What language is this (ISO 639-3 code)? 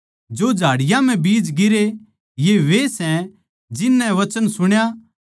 bgc